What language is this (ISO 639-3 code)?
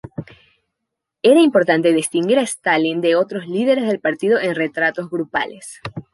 spa